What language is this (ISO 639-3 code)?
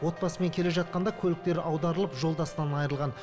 kaz